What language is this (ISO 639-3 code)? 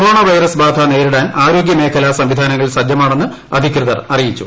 mal